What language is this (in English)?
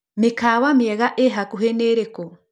Kikuyu